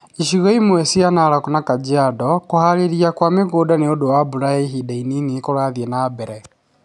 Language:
Kikuyu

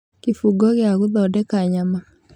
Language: Kikuyu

